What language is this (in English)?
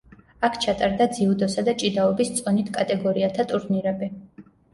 Georgian